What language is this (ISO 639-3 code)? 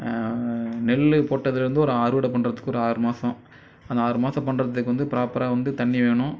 tam